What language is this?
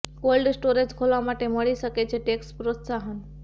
Gujarati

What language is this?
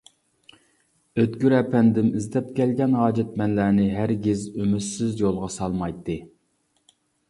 Uyghur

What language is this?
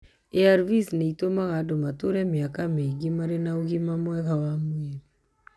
Kikuyu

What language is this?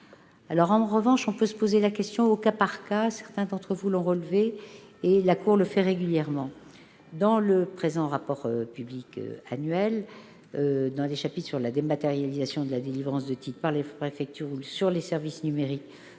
French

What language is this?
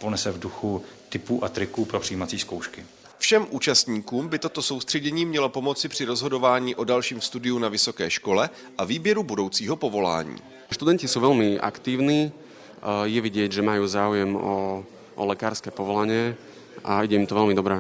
Czech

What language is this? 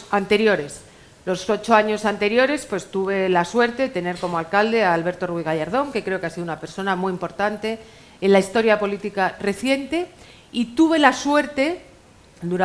Spanish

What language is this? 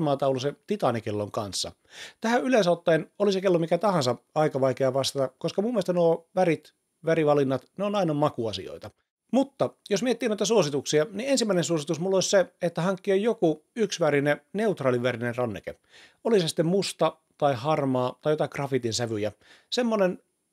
Finnish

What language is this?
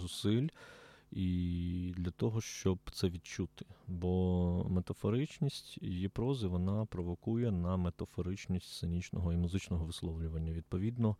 Ukrainian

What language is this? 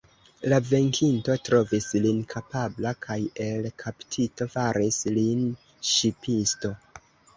Esperanto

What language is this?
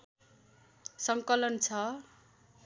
Nepali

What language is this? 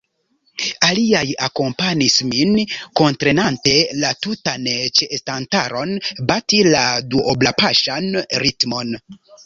Esperanto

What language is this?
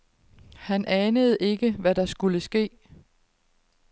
Danish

